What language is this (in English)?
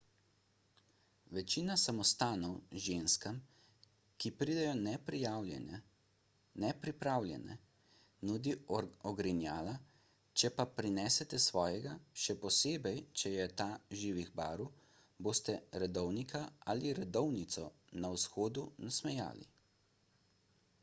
Slovenian